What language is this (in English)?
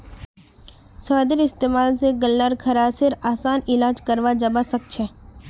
Magahi